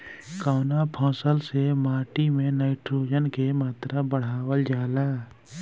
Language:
Bhojpuri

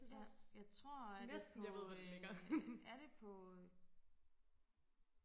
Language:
Danish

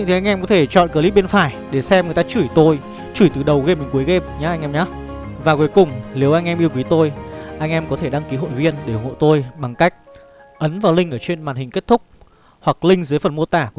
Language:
Vietnamese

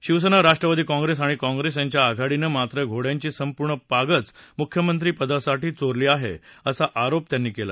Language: Marathi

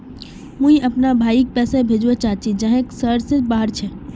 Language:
Magahi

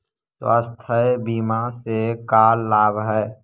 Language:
Magahi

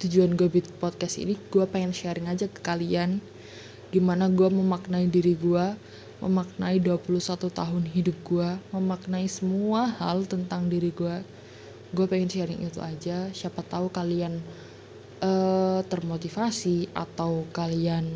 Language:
Indonesian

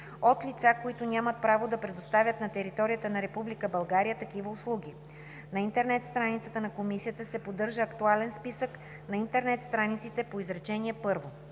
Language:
Bulgarian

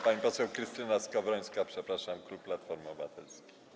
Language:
Polish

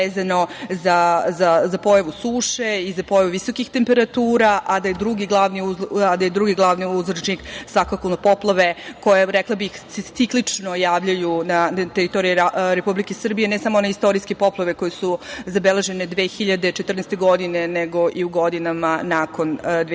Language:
Serbian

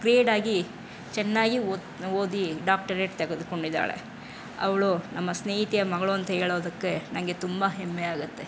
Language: Kannada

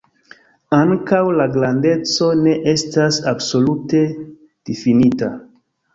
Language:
Esperanto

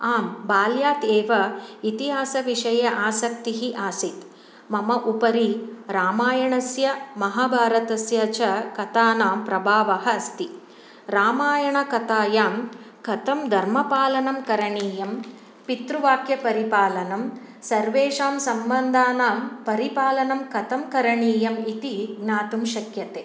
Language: Sanskrit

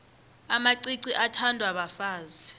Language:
South Ndebele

